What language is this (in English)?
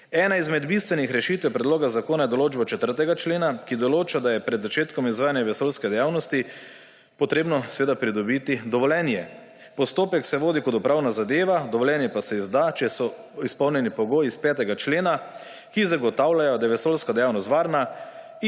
Slovenian